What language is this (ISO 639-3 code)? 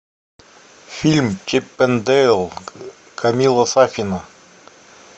rus